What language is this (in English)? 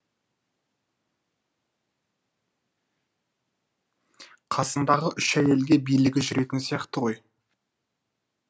Kazakh